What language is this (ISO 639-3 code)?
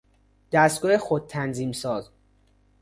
fas